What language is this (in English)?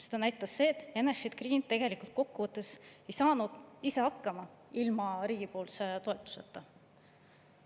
Estonian